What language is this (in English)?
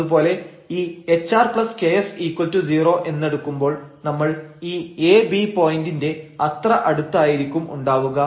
Malayalam